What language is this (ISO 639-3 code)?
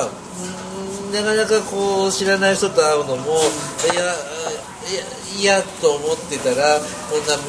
jpn